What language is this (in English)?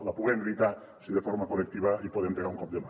Catalan